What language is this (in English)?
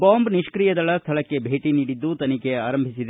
Kannada